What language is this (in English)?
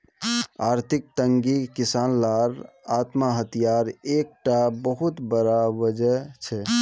Magahi